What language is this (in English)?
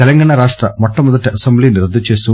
Telugu